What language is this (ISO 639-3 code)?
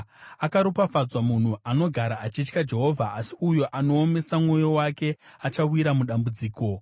sna